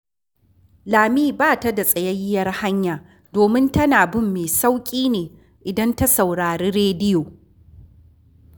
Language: Hausa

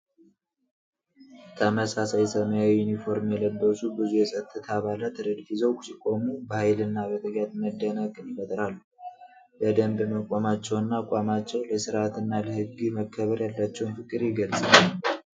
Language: Amharic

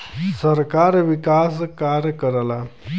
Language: Bhojpuri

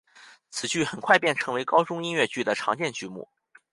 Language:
Chinese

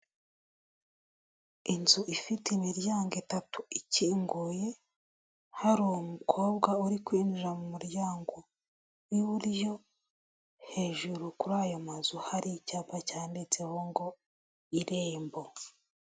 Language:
Kinyarwanda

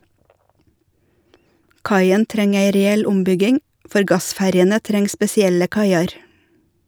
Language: Norwegian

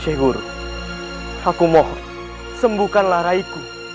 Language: Indonesian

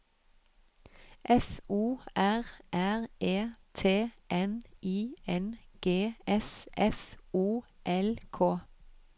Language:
Norwegian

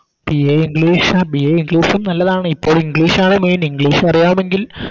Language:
Malayalam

